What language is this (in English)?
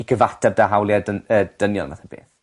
Welsh